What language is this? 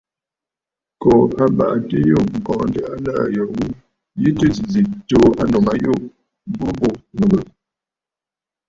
Bafut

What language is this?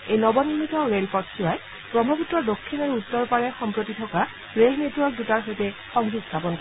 Assamese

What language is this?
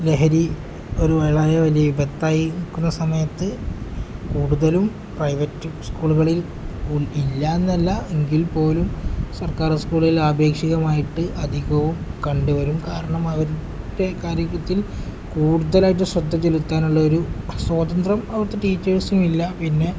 Malayalam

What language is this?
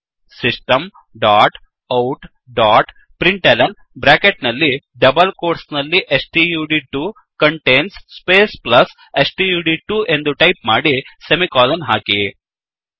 Kannada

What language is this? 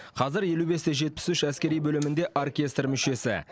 Kazakh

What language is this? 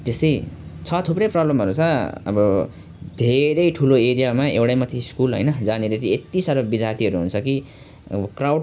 Nepali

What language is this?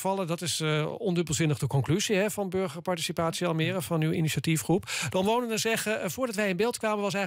Dutch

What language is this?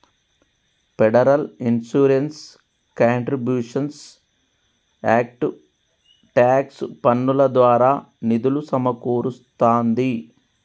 Telugu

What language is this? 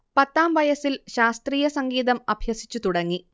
Malayalam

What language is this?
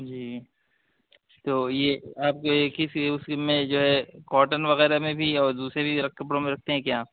Urdu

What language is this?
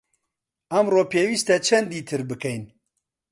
Central Kurdish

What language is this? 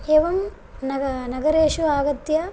Sanskrit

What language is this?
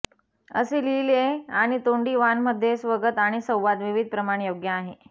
Marathi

